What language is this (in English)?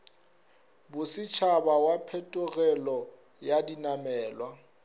Northern Sotho